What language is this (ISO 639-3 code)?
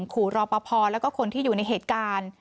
tha